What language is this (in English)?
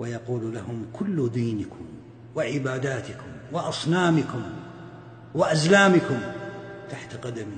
Arabic